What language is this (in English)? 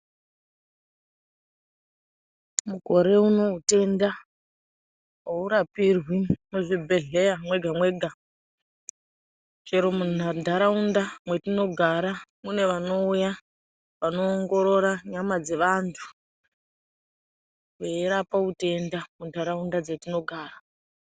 Ndau